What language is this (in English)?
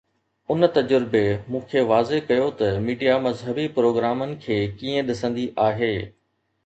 Sindhi